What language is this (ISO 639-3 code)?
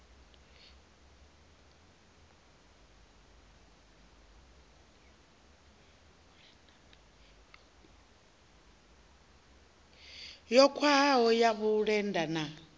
ven